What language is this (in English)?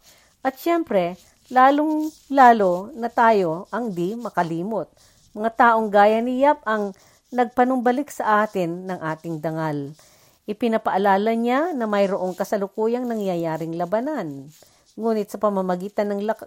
Filipino